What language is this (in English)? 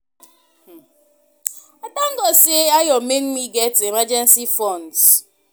Nigerian Pidgin